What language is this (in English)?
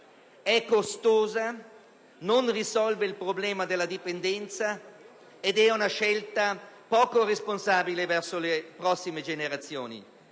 Italian